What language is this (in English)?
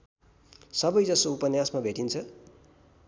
Nepali